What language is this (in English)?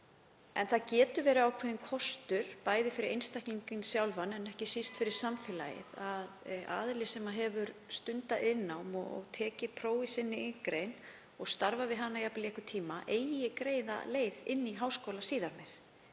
Icelandic